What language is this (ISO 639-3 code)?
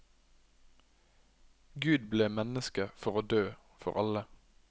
nor